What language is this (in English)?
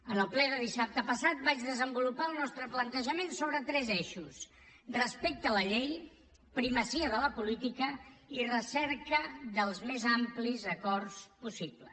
Catalan